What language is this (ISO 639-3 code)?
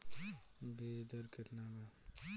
bho